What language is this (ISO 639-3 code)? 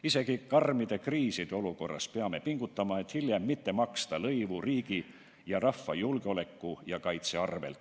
est